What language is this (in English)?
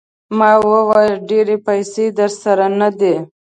Pashto